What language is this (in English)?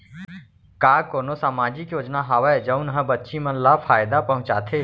Chhattisgarhi